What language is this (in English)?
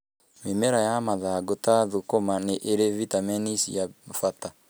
Kikuyu